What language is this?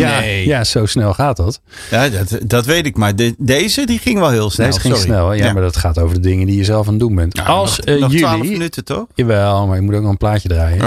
Dutch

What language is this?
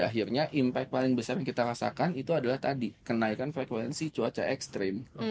Indonesian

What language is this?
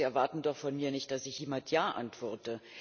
German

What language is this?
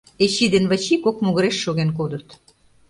Mari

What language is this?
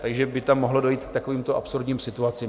Czech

